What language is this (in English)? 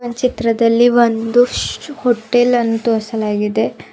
Kannada